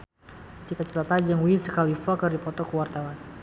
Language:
Sundanese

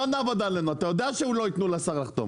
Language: Hebrew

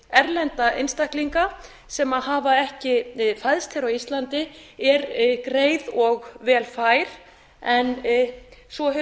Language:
Icelandic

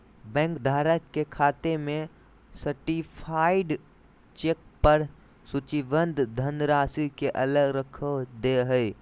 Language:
Magahi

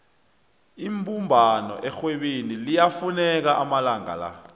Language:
South Ndebele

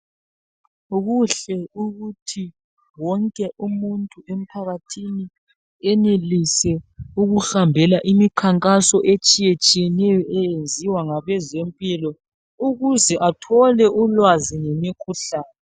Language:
North Ndebele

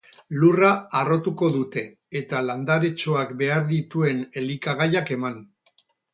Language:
Basque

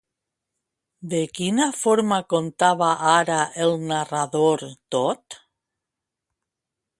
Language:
Catalan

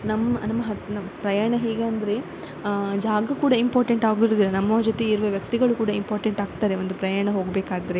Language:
Kannada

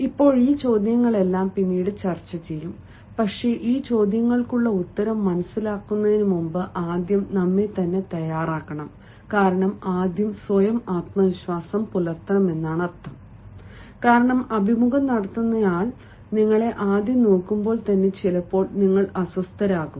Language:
Malayalam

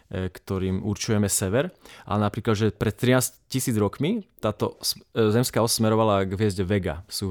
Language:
Slovak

